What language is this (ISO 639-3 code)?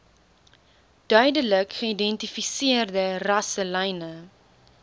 afr